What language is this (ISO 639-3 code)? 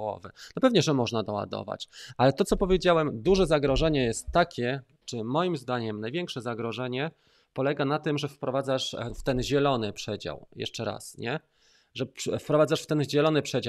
pol